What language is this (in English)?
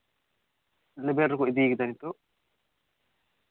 Santali